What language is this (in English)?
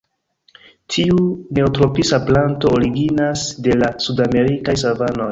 Esperanto